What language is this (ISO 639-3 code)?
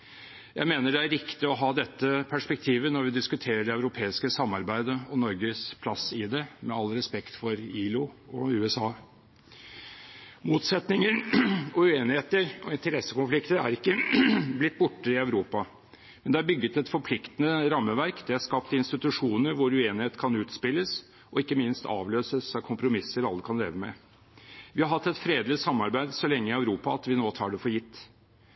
nob